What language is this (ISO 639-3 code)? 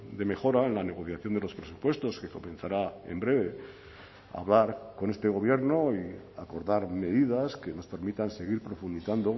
spa